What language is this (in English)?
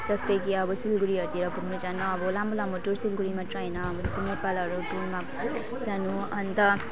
Nepali